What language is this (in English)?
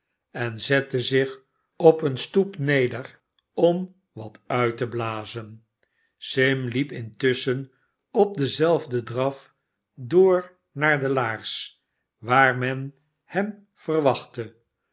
Dutch